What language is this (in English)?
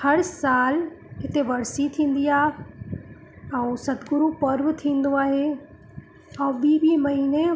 Sindhi